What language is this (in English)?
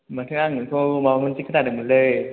Bodo